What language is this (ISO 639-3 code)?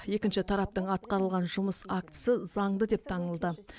kaz